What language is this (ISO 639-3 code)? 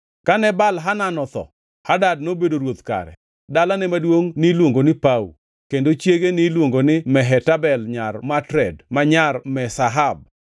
luo